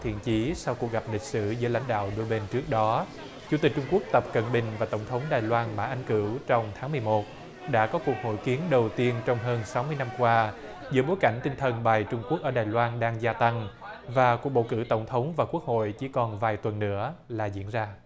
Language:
Vietnamese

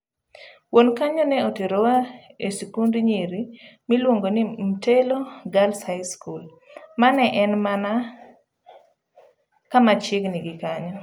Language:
Luo (Kenya and Tanzania)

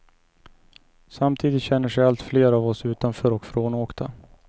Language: Swedish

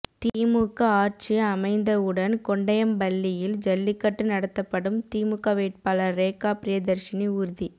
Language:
Tamil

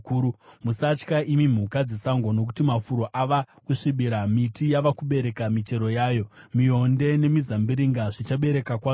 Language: Shona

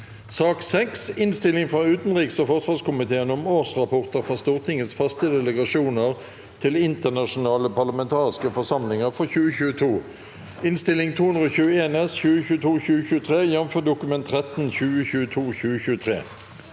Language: Norwegian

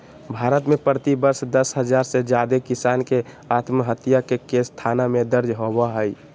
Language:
Magahi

